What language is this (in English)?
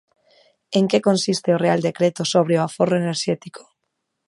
Galician